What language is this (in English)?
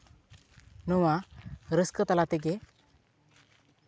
Santali